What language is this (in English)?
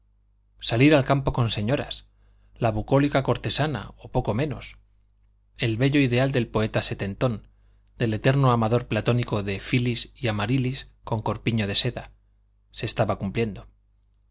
Spanish